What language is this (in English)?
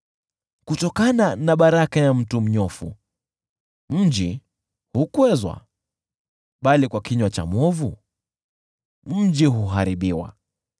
Swahili